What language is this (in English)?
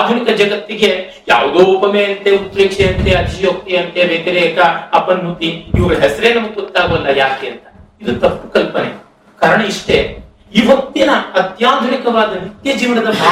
Kannada